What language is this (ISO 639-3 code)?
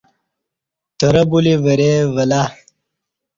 bsh